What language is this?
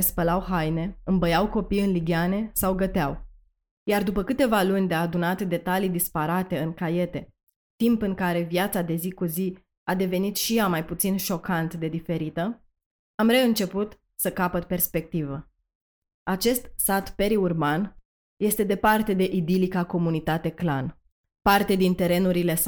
Romanian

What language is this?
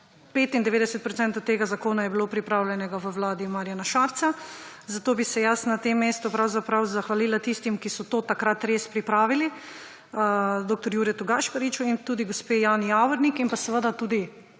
Slovenian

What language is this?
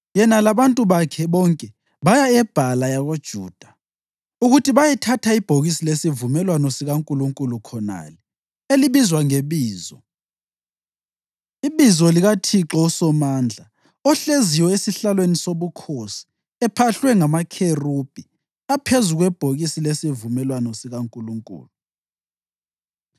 North Ndebele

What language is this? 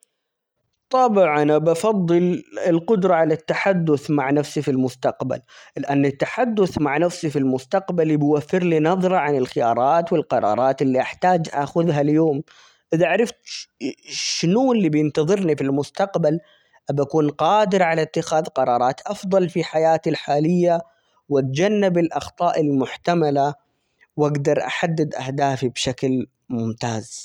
Omani Arabic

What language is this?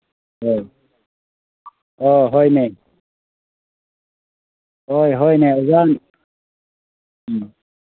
Manipuri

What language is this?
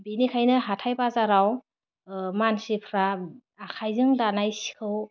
Bodo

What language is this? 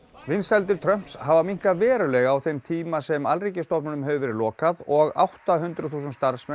Icelandic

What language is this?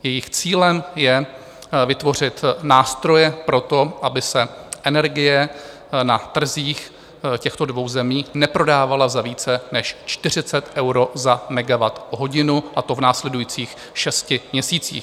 Czech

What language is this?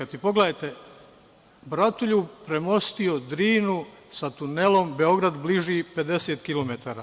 Serbian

